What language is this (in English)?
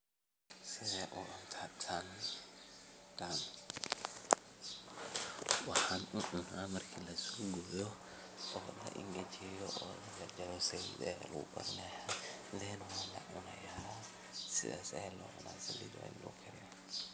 Somali